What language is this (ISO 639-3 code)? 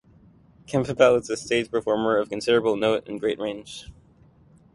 eng